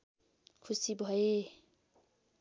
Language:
Nepali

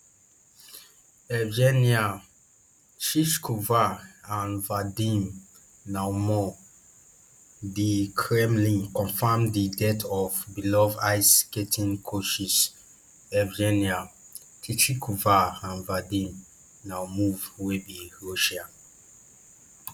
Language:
Nigerian Pidgin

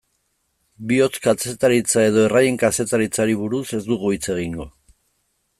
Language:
Basque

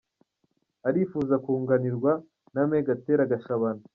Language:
Kinyarwanda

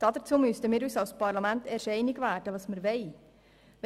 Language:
Swiss German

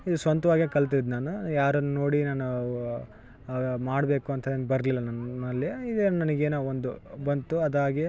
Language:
Kannada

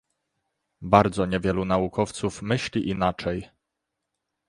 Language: Polish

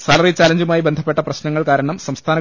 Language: Malayalam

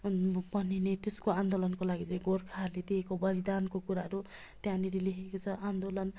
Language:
Nepali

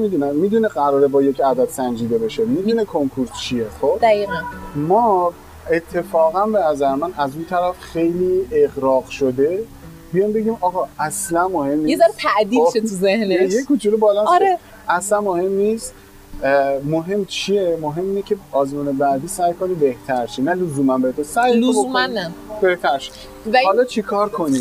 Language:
Persian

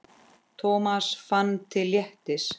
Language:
Icelandic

